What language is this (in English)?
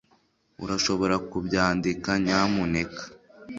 Kinyarwanda